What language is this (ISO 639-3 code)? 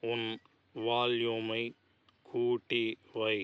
tam